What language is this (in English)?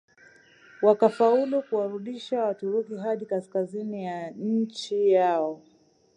Swahili